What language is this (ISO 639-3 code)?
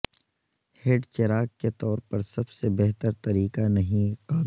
urd